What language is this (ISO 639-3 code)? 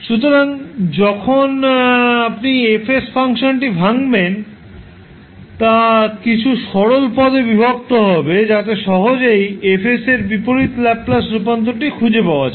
ben